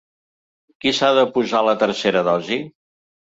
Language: Catalan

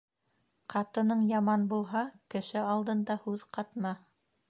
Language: Bashkir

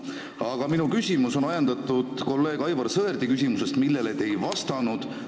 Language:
Estonian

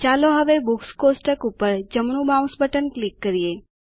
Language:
Gujarati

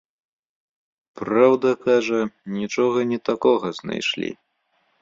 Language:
Belarusian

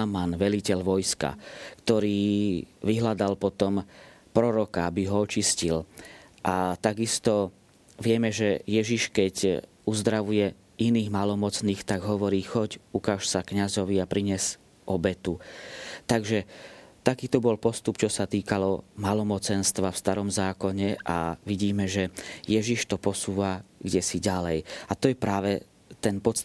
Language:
Slovak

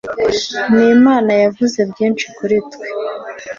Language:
Kinyarwanda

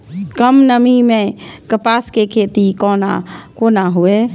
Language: Maithili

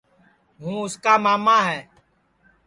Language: Sansi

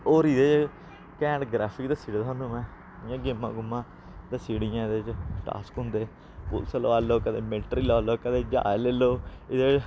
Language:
Dogri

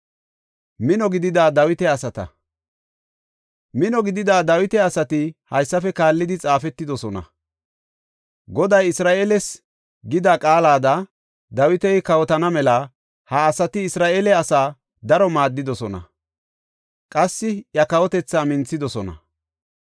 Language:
Gofa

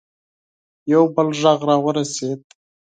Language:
Pashto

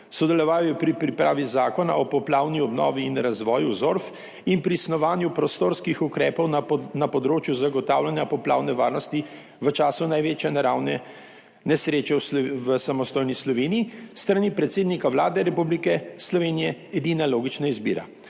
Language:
Slovenian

